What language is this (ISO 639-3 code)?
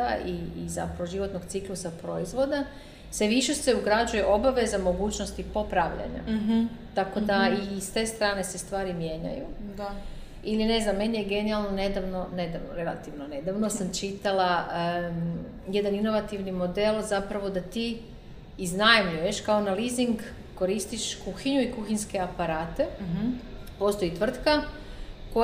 hrv